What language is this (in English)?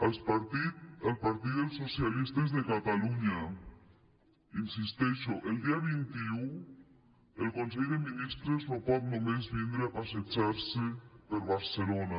Catalan